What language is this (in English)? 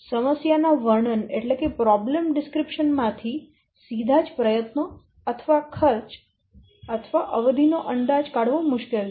Gujarati